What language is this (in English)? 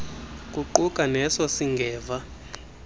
Xhosa